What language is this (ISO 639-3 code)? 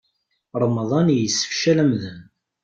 kab